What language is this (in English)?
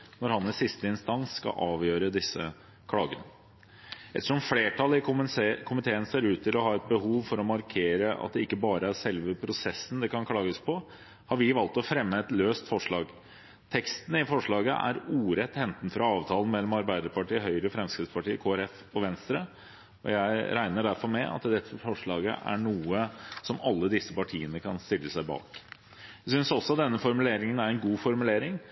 Norwegian Bokmål